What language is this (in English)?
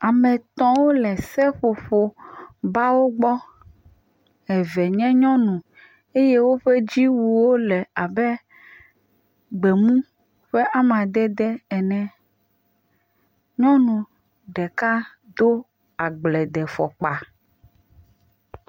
Ewe